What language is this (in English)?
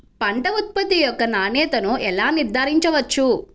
Telugu